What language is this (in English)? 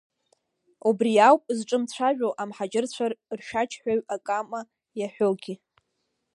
Abkhazian